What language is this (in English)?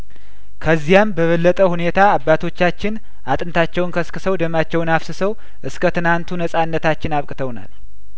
Amharic